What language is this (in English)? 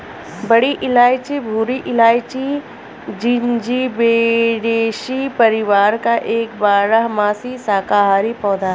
Hindi